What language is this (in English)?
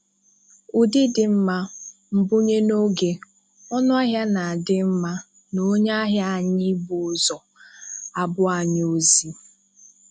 Igbo